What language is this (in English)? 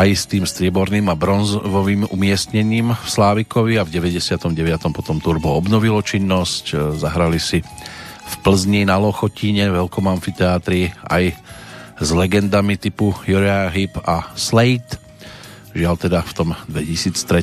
Slovak